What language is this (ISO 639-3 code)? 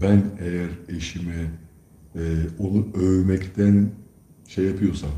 tur